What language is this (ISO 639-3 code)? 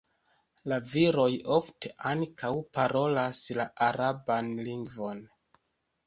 epo